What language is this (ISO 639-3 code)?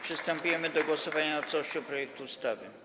pol